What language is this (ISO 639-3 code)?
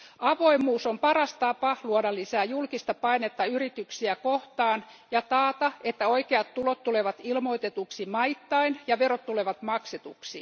fin